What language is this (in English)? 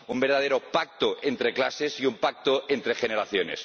Spanish